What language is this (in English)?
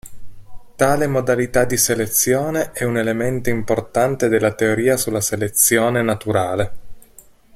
Italian